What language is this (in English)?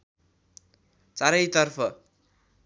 Nepali